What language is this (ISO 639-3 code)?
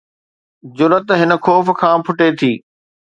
snd